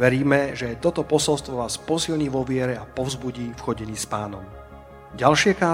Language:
Slovak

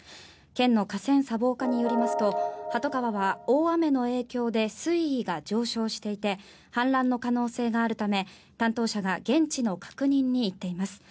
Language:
Japanese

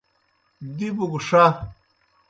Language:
Kohistani Shina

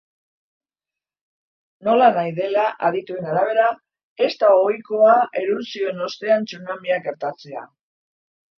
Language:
Basque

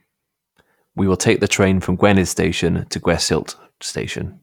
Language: English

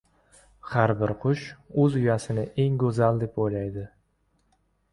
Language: Uzbek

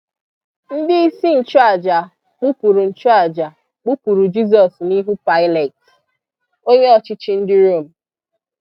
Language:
Igbo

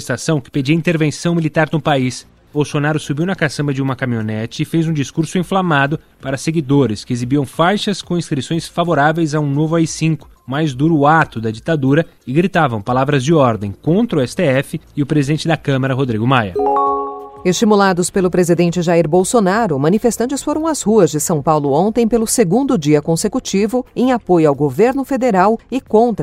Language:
Portuguese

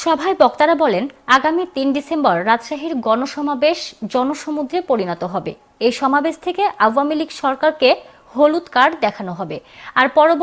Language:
Korean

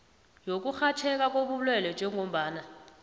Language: South Ndebele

